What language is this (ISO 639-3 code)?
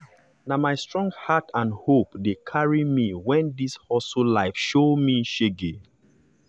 pcm